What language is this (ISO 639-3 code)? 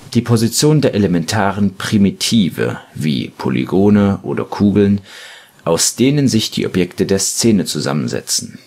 deu